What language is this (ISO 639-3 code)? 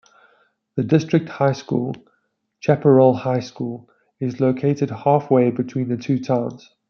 eng